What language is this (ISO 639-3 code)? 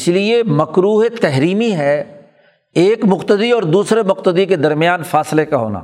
urd